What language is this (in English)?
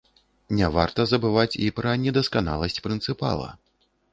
Belarusian